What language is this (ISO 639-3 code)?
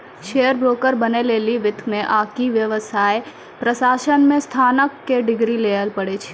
mai